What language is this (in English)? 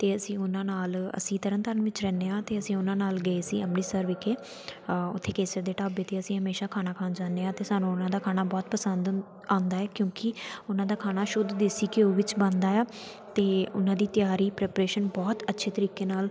Punjabi